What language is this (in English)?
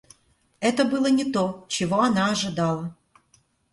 Russian